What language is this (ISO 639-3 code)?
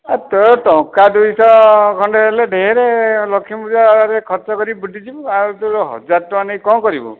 ori